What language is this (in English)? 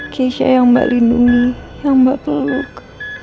Indonesian